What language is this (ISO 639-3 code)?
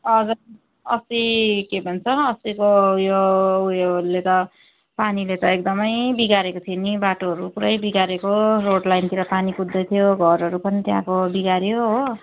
nep